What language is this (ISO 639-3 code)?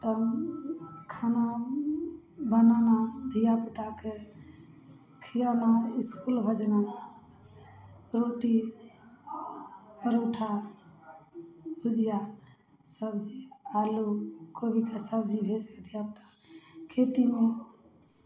mai